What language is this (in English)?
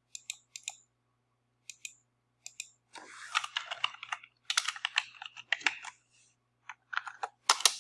French